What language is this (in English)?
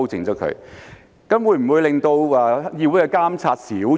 Cantonese